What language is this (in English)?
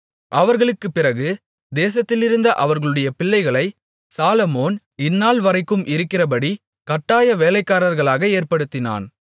Tamil